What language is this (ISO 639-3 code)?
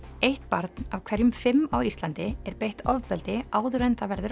isl